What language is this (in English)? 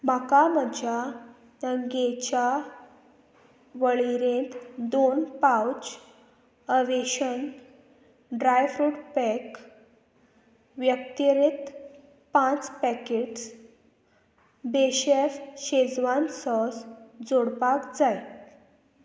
Konkani